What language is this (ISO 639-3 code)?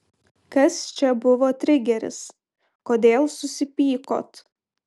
lit